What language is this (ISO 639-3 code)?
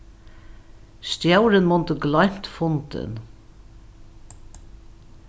fao